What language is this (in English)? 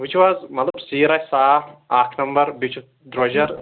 Kashmiri